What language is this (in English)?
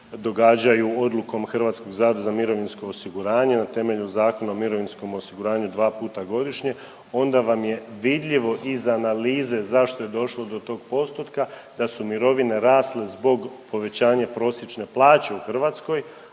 Croatian